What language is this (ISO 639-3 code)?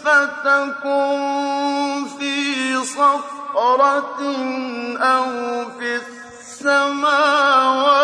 ara